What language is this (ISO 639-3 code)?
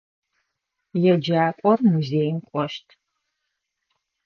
ady